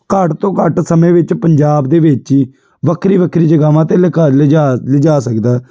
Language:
Punjabi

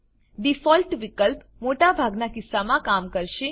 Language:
Gujarati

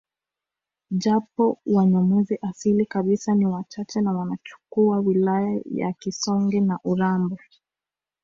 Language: Swahili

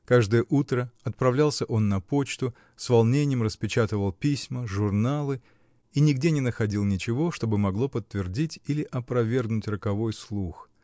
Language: Russian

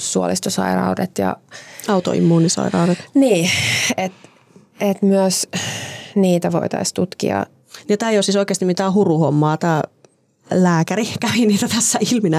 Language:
Finnish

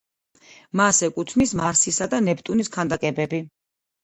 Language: Georgian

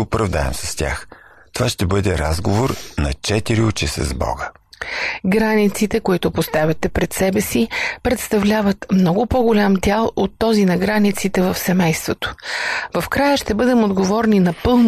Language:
Bulgarian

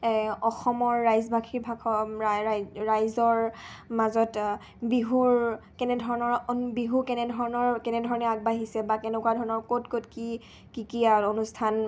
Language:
Assamese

